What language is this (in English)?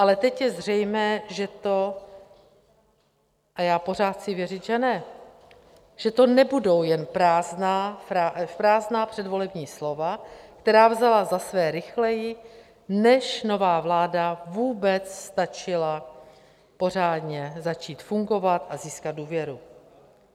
Czech